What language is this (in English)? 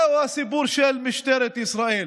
Hebrew